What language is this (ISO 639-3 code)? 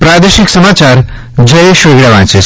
guj